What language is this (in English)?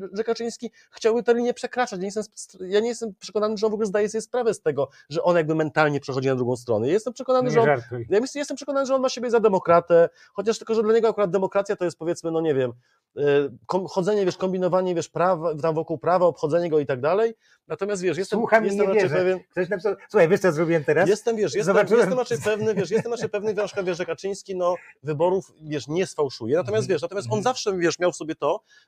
Polish